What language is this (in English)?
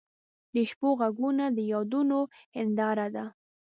Pashto